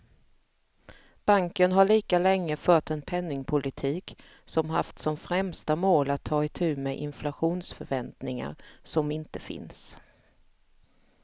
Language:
Swedish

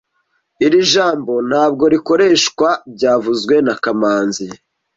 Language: Kinyarwanda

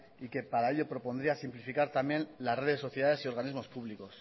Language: Spanish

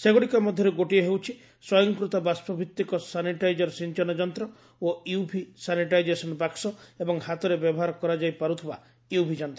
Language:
Odia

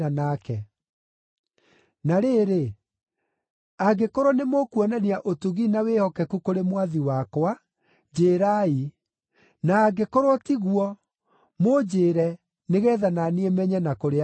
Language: Kikuyu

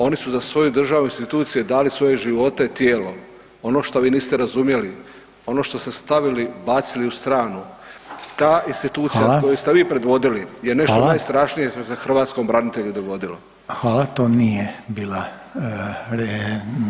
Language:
Croatian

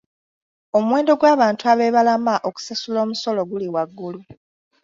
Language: Ganda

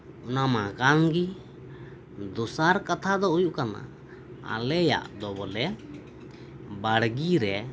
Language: Santali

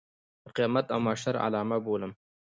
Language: Pashto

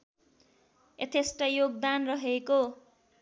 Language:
Nepali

